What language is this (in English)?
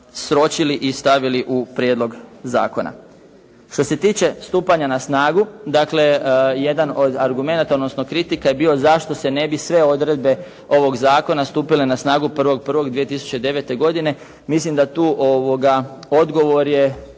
Croatian